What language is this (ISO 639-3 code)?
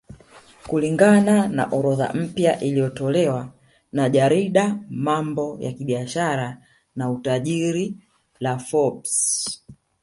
swa